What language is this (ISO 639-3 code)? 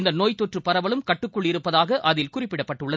tam